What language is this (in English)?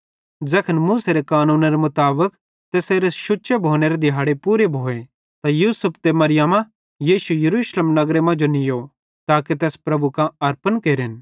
Bhadrawahi